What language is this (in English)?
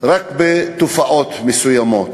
Hebrew